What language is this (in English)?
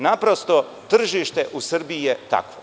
Serbian